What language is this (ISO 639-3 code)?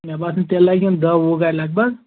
kas